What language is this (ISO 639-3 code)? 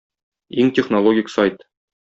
tat